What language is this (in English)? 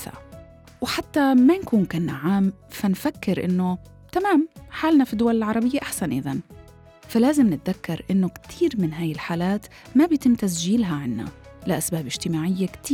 Arabic